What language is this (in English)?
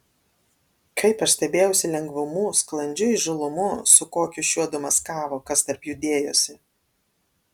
Lithuanian